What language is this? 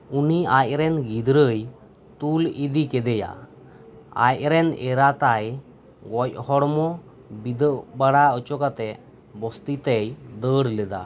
Santali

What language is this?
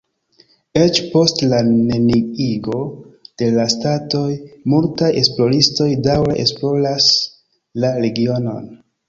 Esperanto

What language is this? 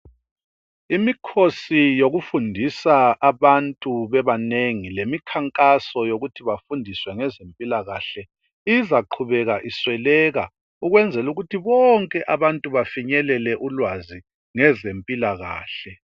North Ndebele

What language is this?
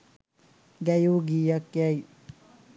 Sinhala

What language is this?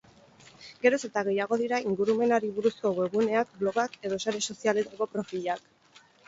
Basque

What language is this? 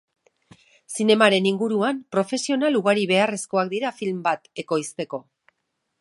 Basque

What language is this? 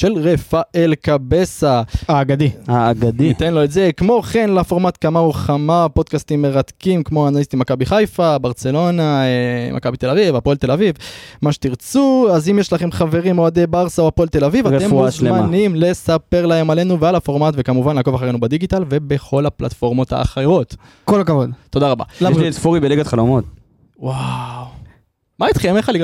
Hebrew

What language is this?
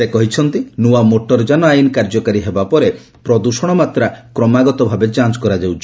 Odia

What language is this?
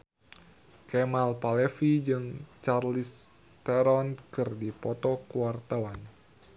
Sundanese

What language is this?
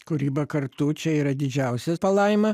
Lithuanian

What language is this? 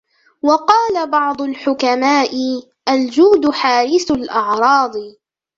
Arabic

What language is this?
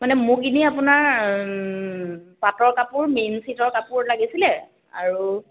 Assamese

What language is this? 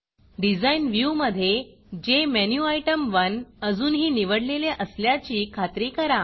Marathi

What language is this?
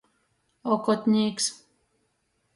Latgalian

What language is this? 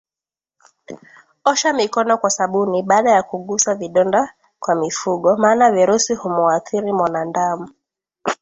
Swahili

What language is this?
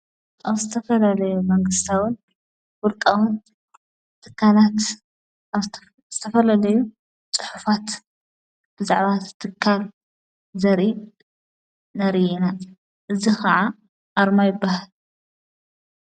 Tigrinya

